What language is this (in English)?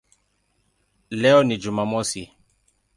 Swahili